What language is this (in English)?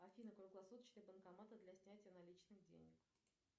Russian